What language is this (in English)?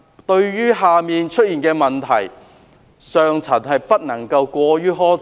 Cantonese